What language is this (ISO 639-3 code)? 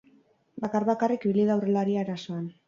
eus